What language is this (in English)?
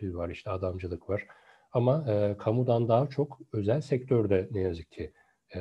Turkish